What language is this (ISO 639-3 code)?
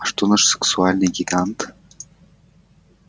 rus